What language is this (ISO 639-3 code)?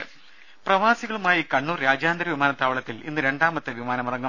mal